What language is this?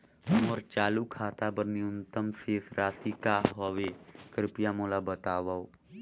Chhattisgarhi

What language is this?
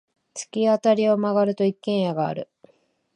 Japanese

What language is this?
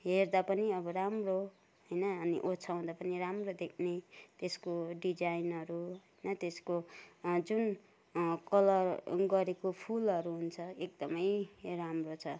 Nepali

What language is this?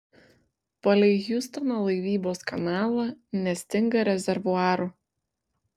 Lithuanian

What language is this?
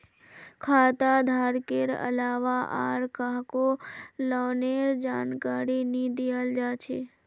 Magahi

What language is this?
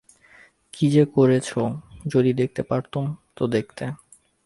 Bangla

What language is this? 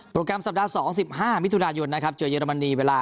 Thai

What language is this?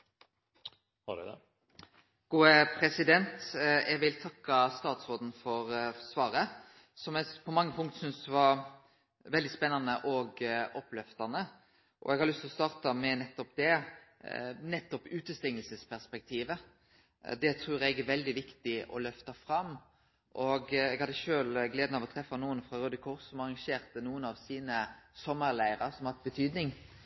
Norwegian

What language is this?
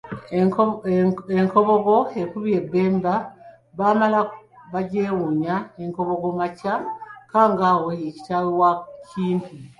Ganda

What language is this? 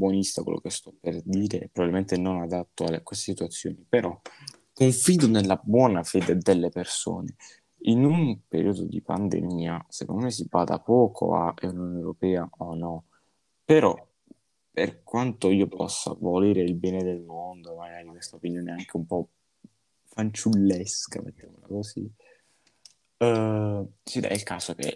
Italian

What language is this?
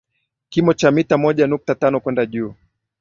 Swahili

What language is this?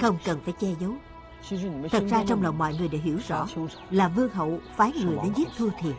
Vietnamese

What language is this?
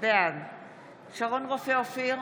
Hebrew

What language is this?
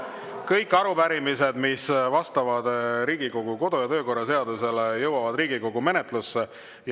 Estonian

